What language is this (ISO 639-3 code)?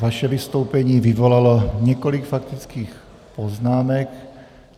ces